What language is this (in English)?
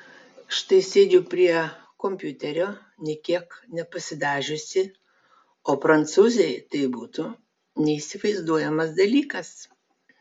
Lithuanian